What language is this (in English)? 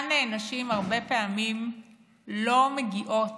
Hebrew